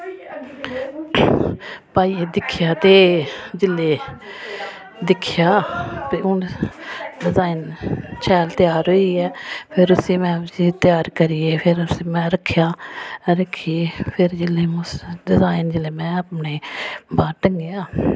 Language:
Dogri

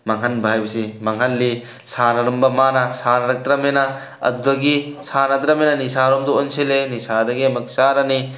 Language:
Manipuri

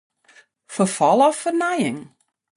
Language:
Western Frisian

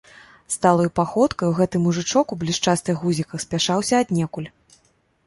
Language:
Belarusian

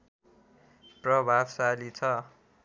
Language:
Nepali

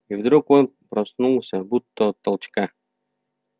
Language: Russian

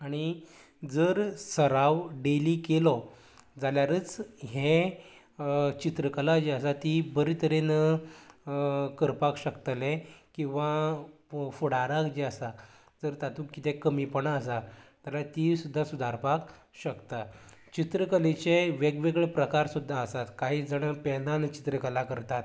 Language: Konkani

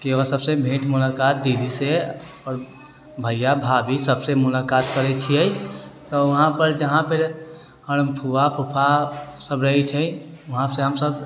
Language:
Maithili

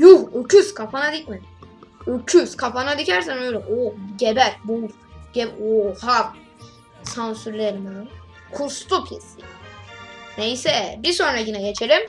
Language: Turkish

